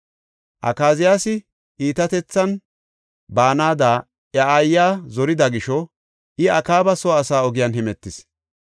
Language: Gofa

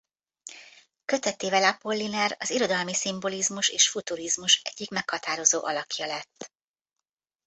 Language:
Hungarian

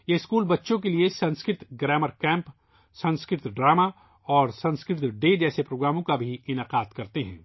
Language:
Urdu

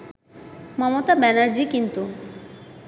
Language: Bangla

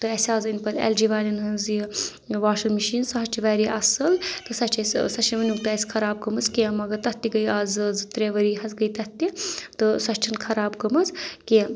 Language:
Kashmiri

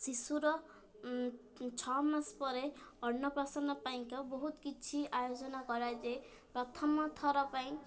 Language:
Odia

